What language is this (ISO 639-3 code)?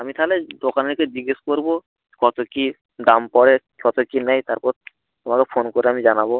ben